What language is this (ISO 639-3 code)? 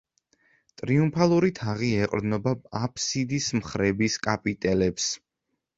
kat